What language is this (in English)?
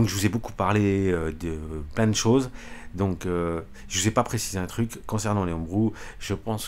French